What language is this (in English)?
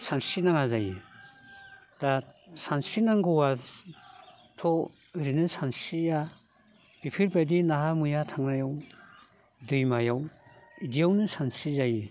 Bodo